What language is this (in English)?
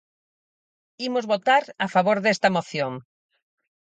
Galician